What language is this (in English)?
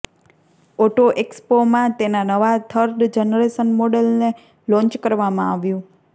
Gujarati